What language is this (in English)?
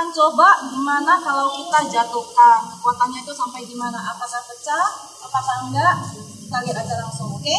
Indonesian